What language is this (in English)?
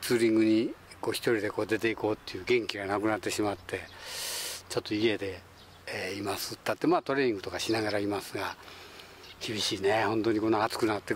Japanese